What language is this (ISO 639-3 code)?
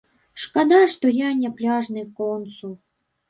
bel